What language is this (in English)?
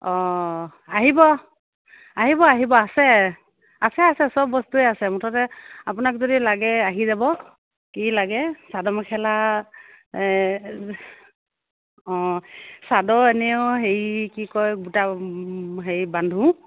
Assamese